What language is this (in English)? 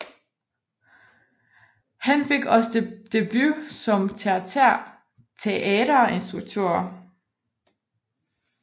Danish